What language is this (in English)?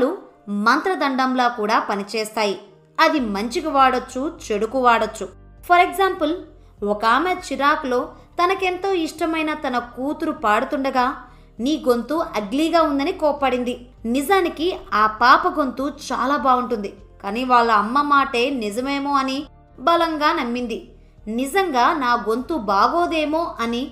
Telugu